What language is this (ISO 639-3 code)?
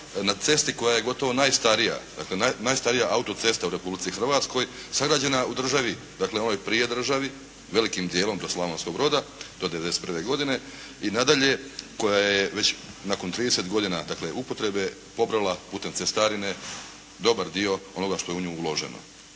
hrv